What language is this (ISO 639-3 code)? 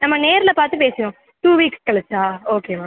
tam